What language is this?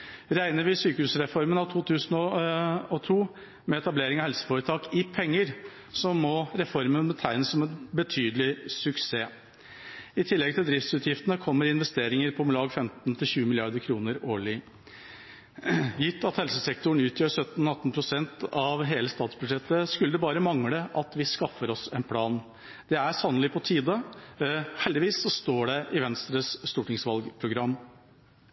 Norwegian Bokmål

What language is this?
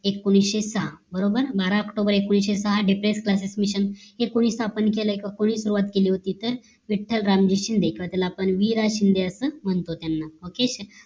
Marathi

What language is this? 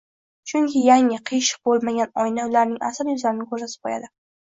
Uzbek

